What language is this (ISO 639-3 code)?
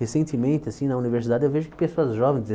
por